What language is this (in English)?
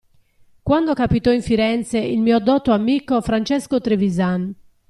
Italian